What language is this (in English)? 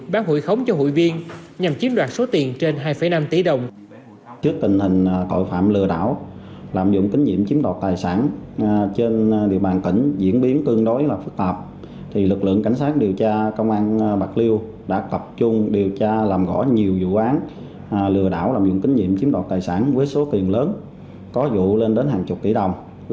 Vietnamese